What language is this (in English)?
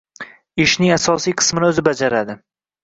Uzbek